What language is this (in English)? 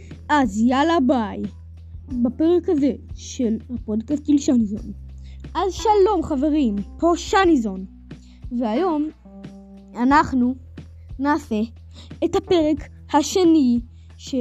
Hebrew